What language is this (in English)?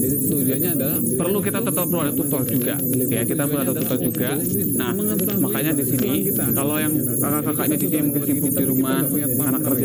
Indonesian